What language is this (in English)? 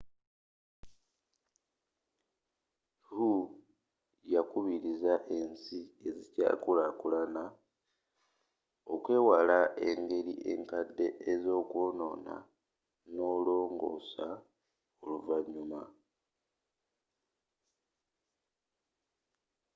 Ganda